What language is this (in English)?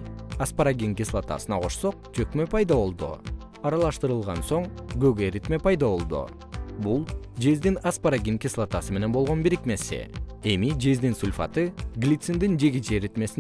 Kyrgyz